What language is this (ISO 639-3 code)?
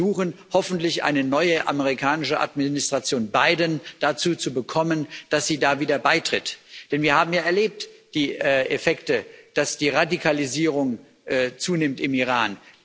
deu